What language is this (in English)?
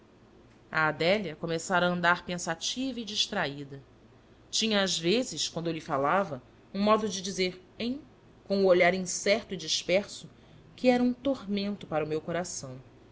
Portuguese